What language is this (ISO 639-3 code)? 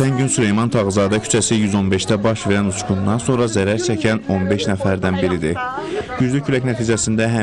tur